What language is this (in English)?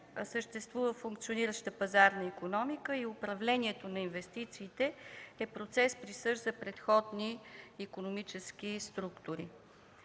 Bulgarian